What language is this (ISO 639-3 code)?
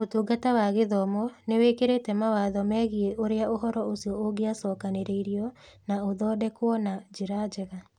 kik